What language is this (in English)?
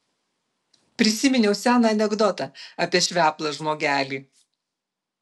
Lithuanian